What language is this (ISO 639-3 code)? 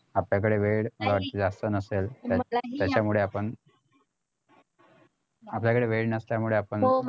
mar